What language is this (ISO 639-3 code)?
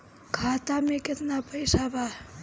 bho